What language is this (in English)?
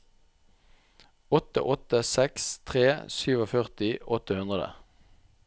Norwegian